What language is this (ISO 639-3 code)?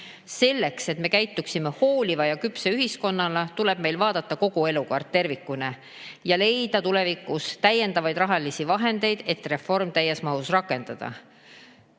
est